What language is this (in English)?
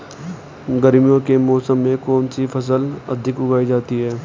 Hindi